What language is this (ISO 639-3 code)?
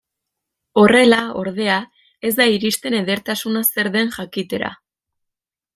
eus